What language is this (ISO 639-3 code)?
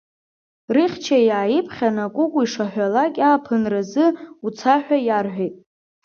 abk